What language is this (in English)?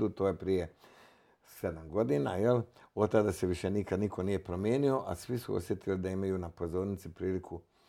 Croatian